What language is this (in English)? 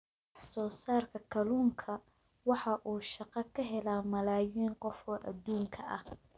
Somali